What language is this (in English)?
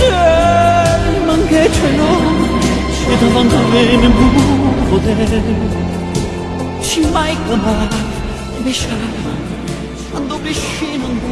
Czech